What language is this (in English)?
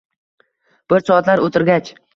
Uzbek